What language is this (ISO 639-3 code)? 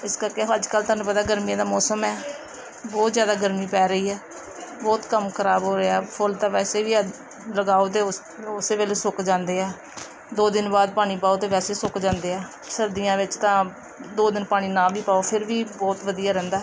pan